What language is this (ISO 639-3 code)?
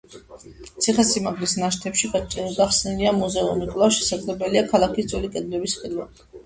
kat